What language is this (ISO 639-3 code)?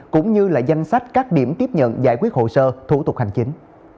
vie